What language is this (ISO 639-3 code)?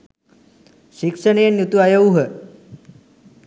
sin